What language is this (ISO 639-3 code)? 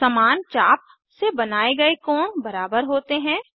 hin